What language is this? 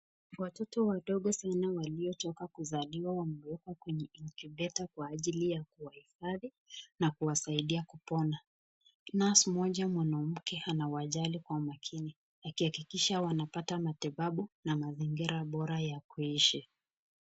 Swahili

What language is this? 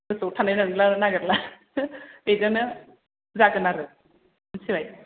Bodo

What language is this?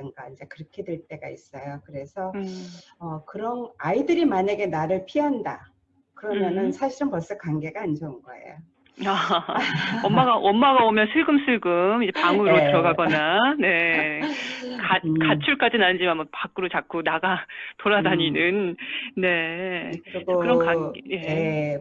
Korean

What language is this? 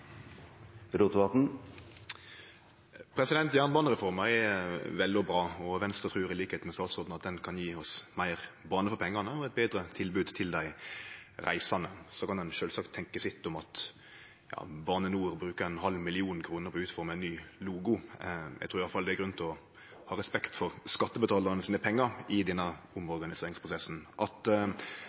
Norwegian Nynorsk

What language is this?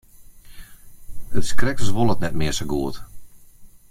Western Frisian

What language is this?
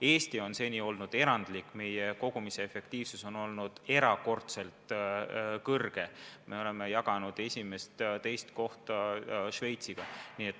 Estonian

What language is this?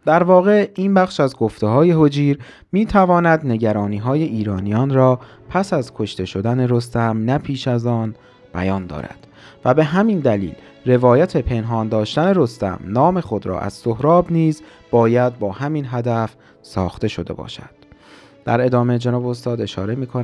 Persian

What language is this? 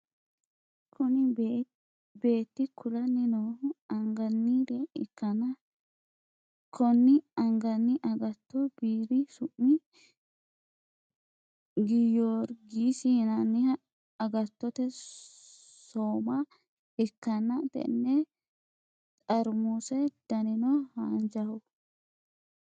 Sidamo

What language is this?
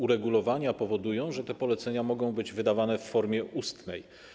Polish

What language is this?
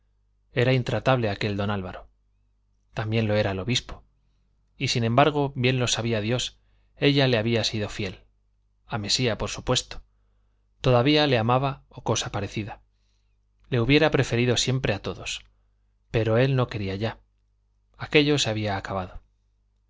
Spanish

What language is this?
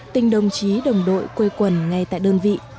Vietnamese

